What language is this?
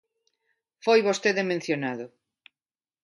Galician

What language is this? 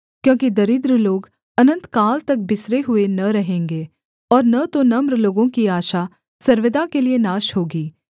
Hindi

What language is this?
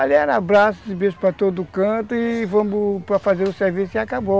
Portuguese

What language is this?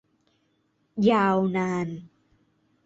Thai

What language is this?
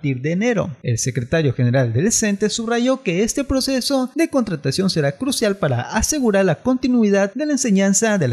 Spanish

